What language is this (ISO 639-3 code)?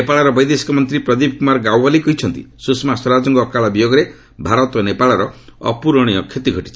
ori